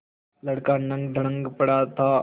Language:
Hindi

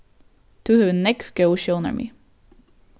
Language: Faroese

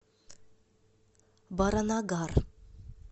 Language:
Russian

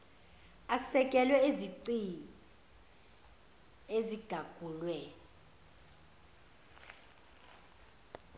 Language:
Zulu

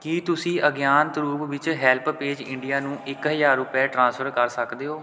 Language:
Punjabi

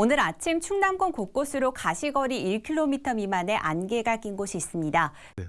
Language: Korean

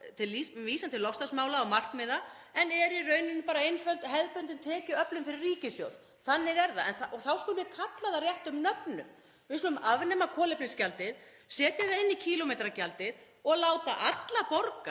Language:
Icelandic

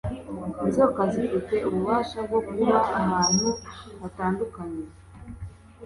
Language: Kinyarwanda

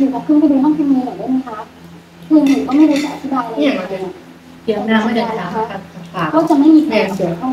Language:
Thai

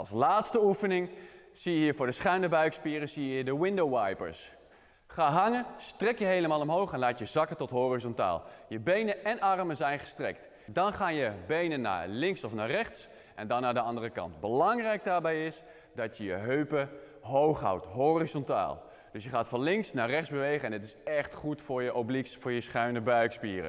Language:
Dutch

